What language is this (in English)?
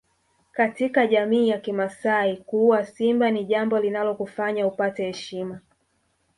Swahili